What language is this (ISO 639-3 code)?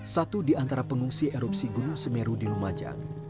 ind